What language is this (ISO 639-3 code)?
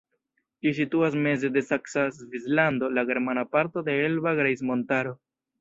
epo